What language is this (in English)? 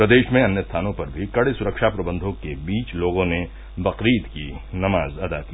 Hindi